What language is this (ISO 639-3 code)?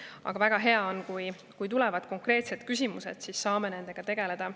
est